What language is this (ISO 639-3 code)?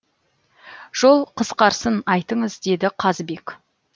kaz